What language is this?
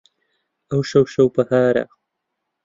Central Kurdish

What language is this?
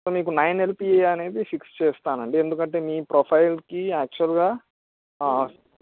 Telugu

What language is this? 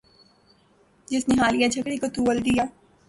Urdu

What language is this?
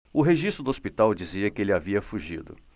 Portuguese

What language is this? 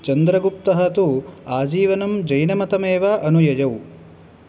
Sanskrit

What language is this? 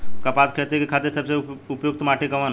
Bhojpuri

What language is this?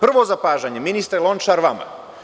Serbian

